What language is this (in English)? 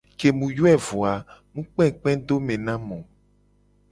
Gen